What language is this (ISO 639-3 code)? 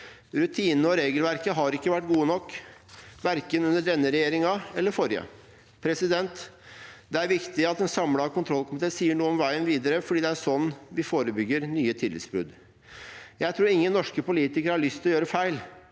nor